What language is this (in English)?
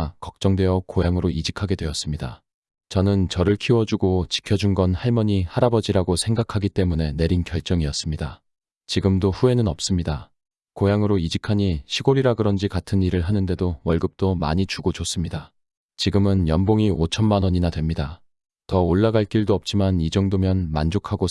Korean